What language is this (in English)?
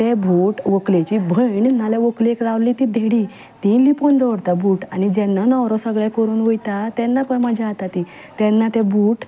Konkani